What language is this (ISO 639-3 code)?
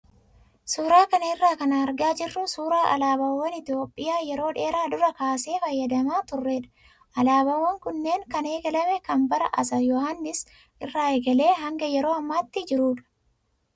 orm